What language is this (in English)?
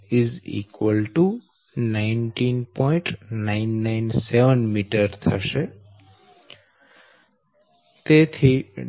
Gujarati